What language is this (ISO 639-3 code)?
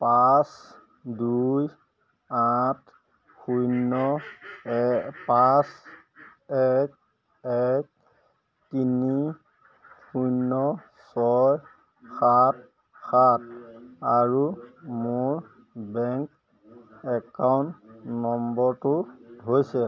asm